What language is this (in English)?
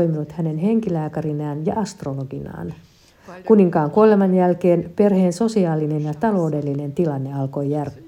Finnish